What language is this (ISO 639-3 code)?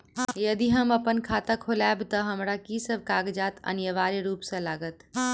mai